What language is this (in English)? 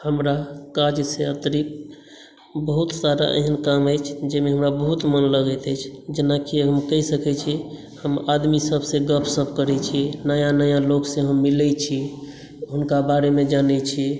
Maithili